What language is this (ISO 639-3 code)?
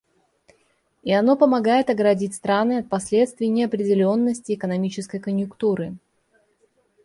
rus